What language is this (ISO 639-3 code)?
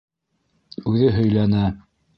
bak